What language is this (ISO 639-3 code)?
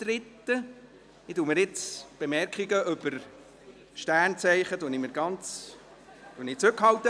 gsw